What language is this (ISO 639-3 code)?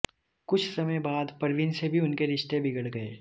hin